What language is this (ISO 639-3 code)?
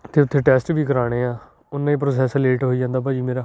pan